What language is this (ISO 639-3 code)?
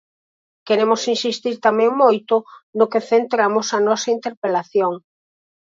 glg